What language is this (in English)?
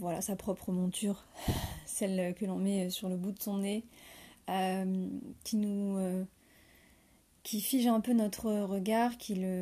French